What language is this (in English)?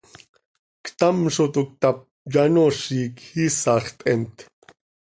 Seri